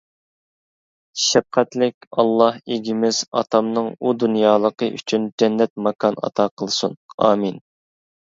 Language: Uyghur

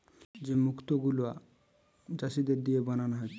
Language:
Bangla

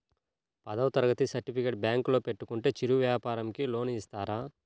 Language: Telugu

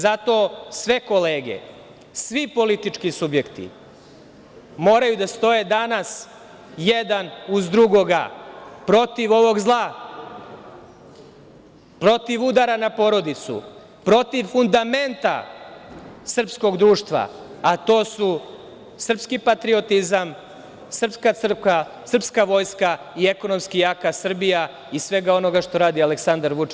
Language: Serbian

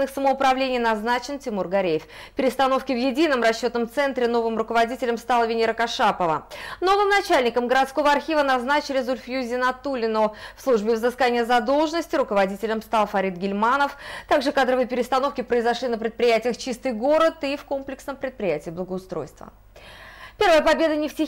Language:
Russian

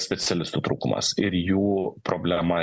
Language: Lithuanian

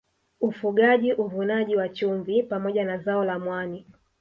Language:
Swahili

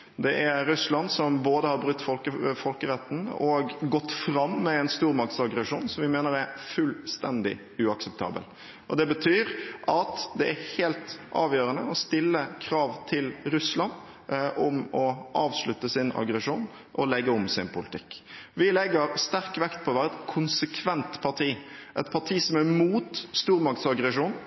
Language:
Norwegian Bokmål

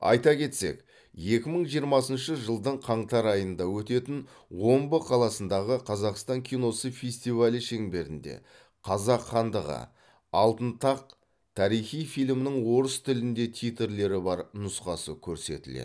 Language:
Kazakh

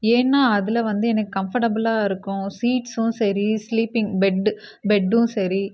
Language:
Tamil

